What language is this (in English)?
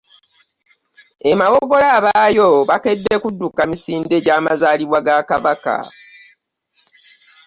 Ganda